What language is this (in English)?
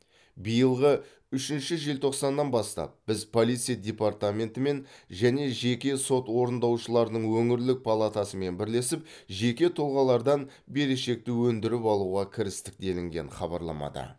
Kazakh